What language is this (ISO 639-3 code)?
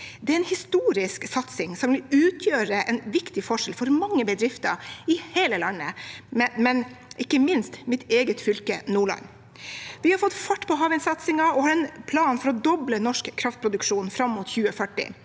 nor